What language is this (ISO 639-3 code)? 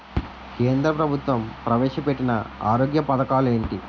tel